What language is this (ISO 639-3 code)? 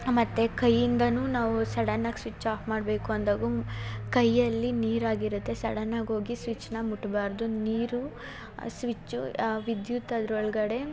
kan